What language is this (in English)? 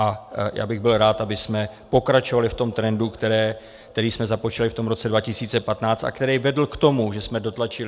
Czech